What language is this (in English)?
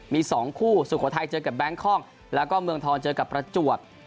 Thai